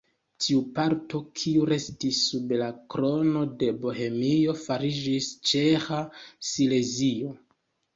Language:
Esperanto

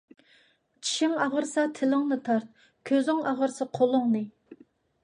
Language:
Uyghur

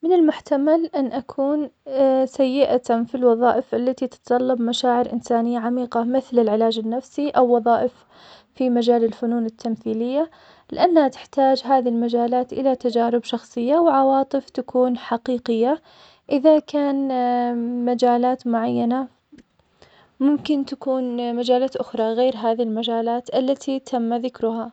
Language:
Omani Arabic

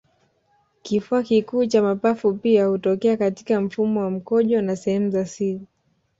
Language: Swahili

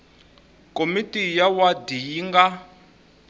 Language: Tsonga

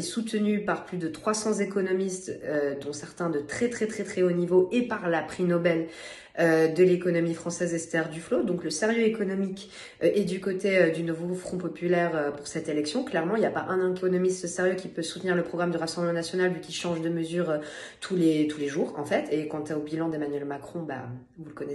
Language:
French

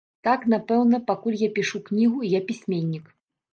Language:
Belarusian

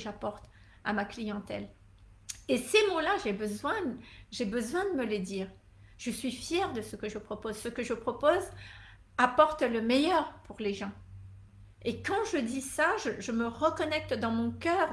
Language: French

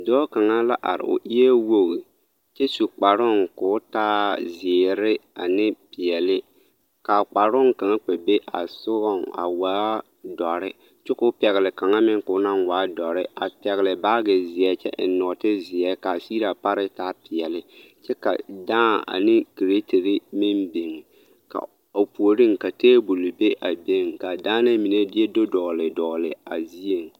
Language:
Southern Dagaare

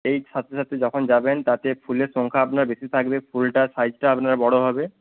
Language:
Bangla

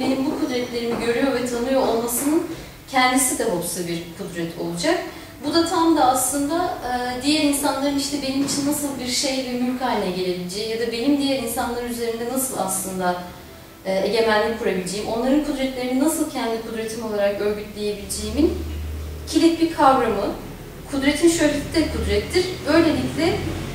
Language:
Turkish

